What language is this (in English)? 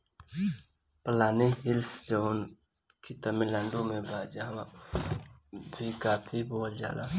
Bhojpuri